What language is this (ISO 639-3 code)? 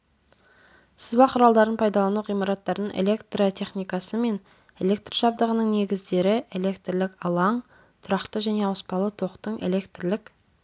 kaz